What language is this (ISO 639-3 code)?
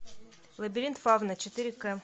rus